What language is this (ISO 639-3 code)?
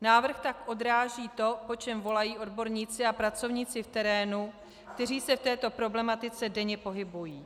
ces